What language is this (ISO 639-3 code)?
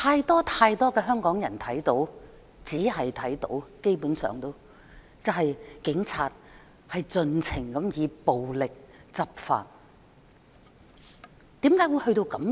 yue